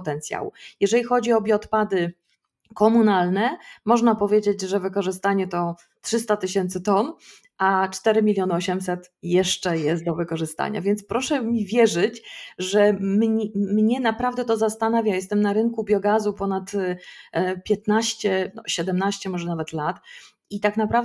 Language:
Polish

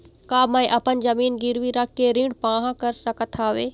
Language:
Chhattisgarhi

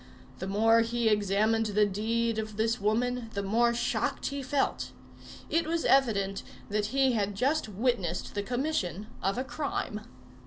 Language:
English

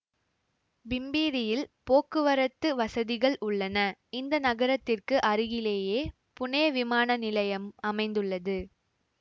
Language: Tamil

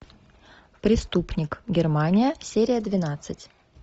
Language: Russian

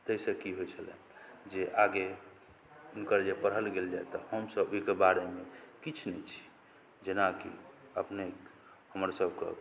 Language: Maithili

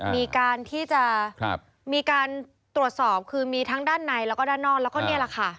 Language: Thai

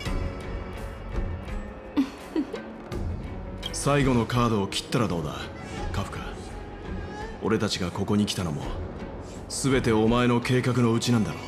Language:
Japanese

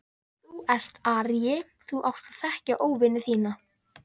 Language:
Icelandic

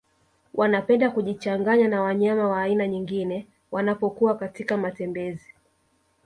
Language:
Swahili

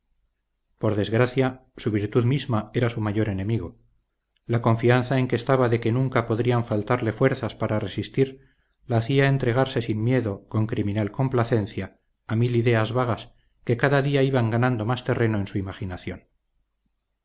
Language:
Spanish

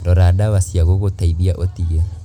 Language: Kikuyu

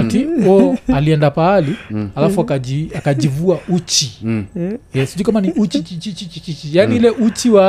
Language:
Swahili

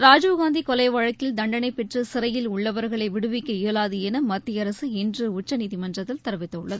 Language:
Tamil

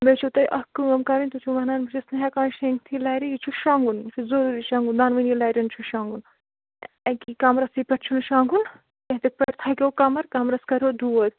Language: Kashmiri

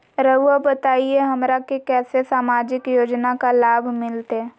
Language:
Magahi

